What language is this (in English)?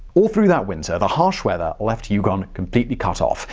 English